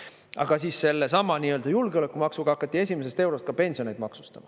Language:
Estonian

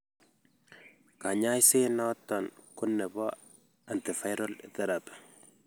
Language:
Kalenjin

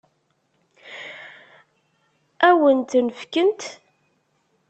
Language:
Kabyle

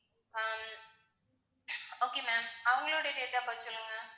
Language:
Tamil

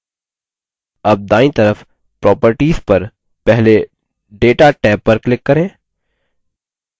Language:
Hindi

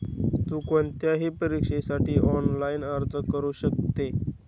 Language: Marathi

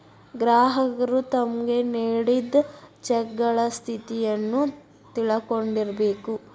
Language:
Kannada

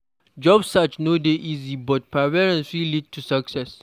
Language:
Nigerian Pidgin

